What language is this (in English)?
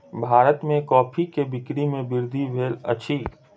Maithili